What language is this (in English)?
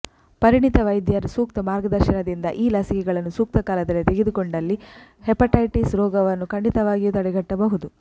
Kannada